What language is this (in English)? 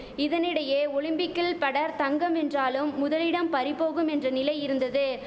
Tamil